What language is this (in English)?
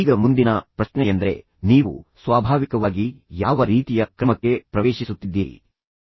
Kannada